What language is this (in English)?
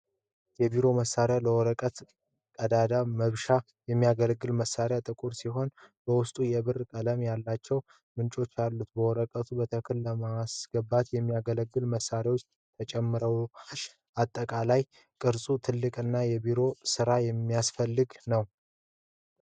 Amharic